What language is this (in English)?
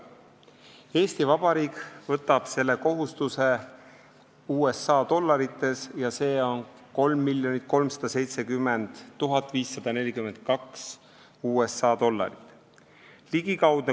Estonian